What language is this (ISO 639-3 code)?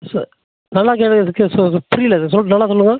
tam